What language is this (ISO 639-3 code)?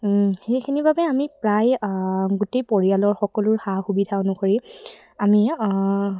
asm